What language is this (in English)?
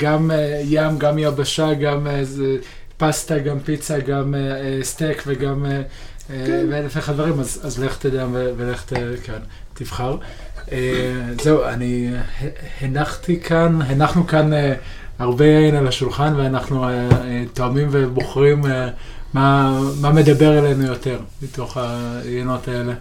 Hebrew